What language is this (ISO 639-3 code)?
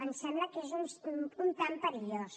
cat